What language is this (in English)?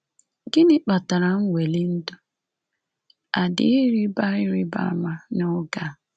Igbo